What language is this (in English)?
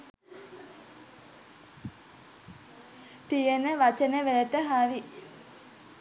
Sinhala